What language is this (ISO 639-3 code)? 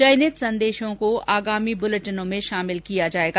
hin